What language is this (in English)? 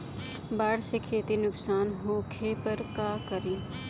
Bhojpuri